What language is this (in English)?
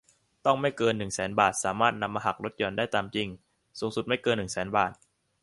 Thai